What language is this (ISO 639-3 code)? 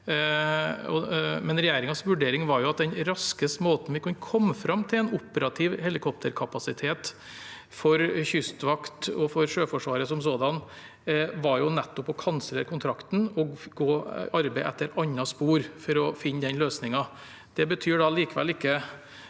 nor